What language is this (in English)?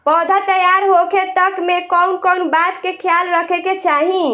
Bhojpuri